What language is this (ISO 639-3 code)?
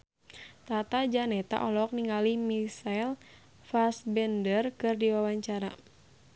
sun